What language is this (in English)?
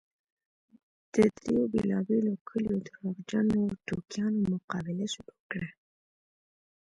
Pashto